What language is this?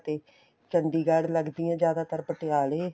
Punjabi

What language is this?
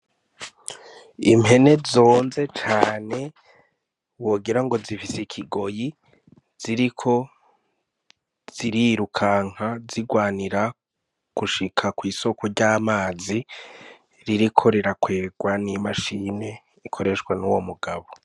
Rundi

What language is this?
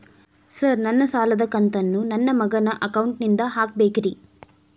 Kannada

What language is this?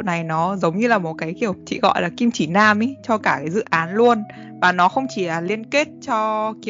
Vietnamese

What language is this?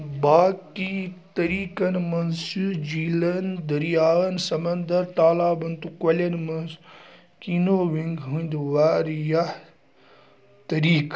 Kashmiri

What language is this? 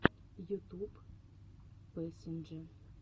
Russian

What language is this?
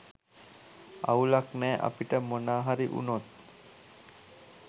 Sinhala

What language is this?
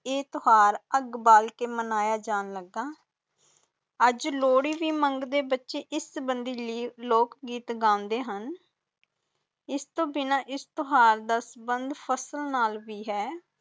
Punjabi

